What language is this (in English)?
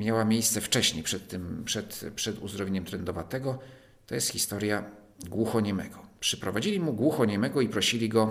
Polish